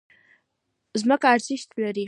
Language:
Pashto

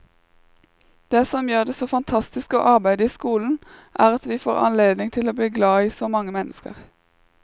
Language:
Norwegian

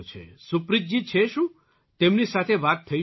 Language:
Gujarati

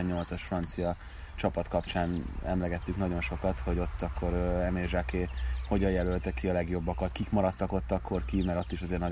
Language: Hungarian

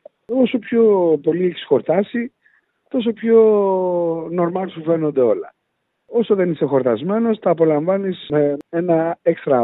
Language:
Greek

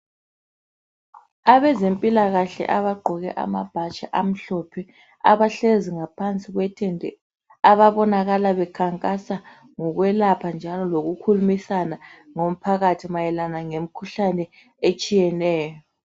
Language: North Ndebele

